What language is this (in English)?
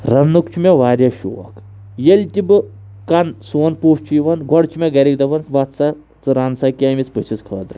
Kashmiri